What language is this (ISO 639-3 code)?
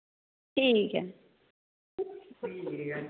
doi